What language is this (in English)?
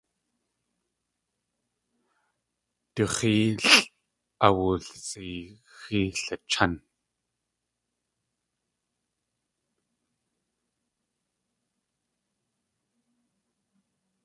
Tlingit